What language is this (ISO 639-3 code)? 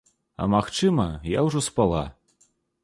bel